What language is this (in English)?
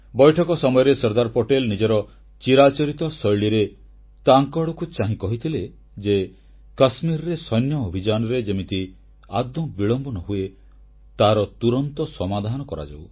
Odia